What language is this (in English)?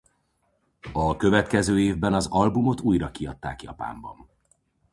Hungarian